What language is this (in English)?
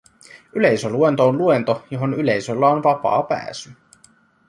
Finnish